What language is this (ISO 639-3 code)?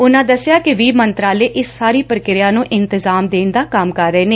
pan